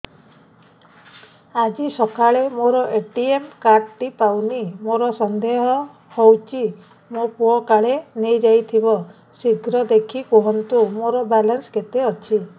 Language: Odia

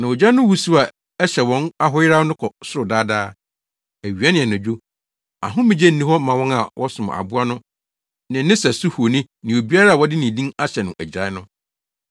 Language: Akan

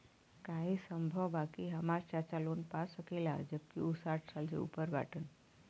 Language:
Bhojpuri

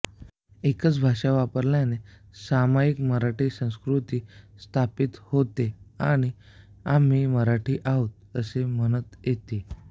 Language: Marathi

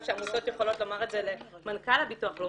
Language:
Hebrew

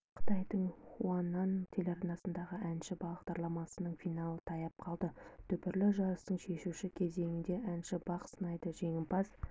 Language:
Kazakh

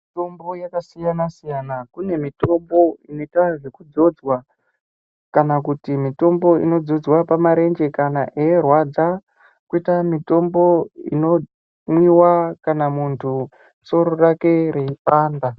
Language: Ndau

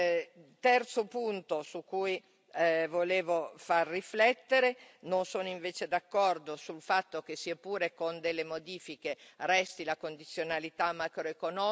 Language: Italian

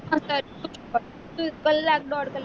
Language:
Gujarati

